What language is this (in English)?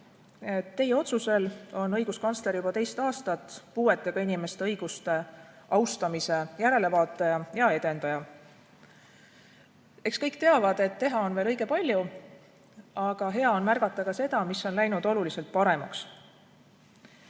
Estonian